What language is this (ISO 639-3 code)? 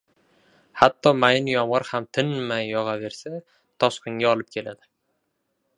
uzb